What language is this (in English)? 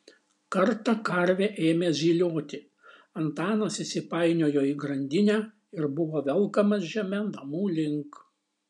Lithuanian